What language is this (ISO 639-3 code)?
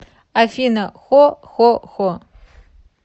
rus